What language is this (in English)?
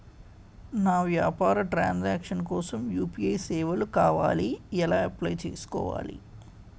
Telugu